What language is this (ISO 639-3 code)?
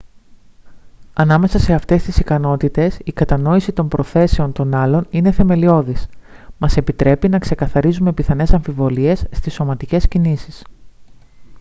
ell